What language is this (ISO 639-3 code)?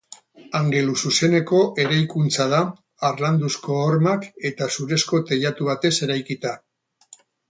eus